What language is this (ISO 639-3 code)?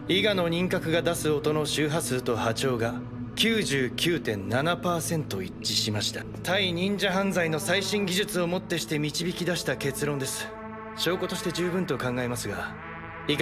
jpn